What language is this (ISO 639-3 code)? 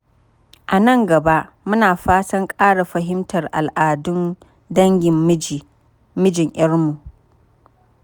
hau